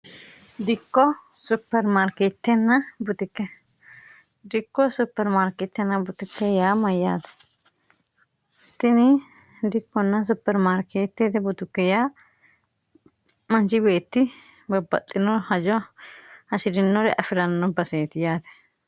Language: Sidamo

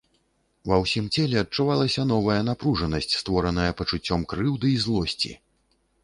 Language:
Belarusian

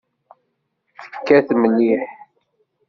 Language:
Kabyle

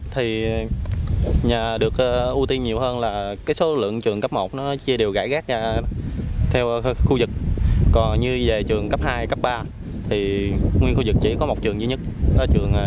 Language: Vietnamese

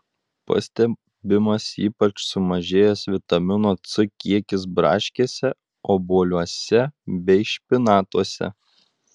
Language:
Lithuanian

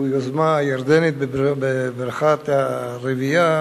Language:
Hebrew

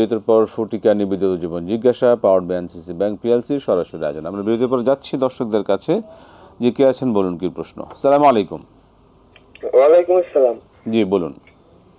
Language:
Arabic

